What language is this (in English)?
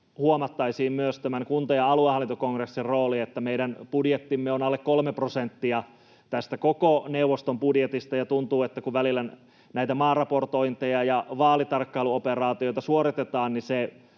Finnish